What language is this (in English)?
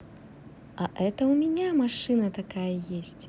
Russian